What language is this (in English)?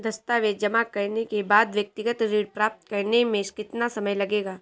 Hindi